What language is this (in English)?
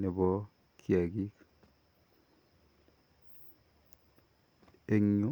Kalenjin